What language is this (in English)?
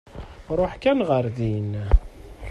Kabyle